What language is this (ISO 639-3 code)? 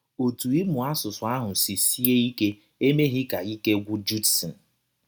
ibo